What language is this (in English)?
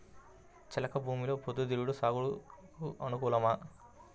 Telugu